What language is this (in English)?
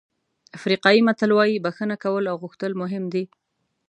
Pashto